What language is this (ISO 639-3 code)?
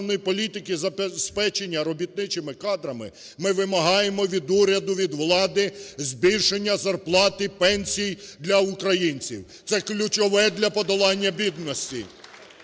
ukr